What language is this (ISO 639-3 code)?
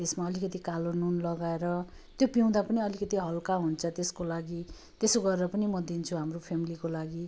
nep